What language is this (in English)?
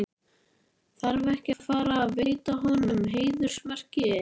Icelandic